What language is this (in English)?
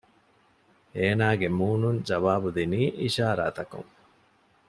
Divehi